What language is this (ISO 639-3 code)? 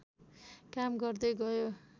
nep